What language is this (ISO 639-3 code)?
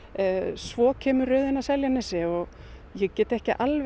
isl